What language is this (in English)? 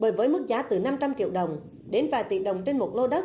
Vietnamese